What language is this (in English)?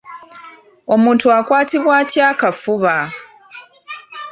Ganda